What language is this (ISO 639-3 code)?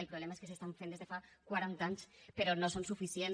cat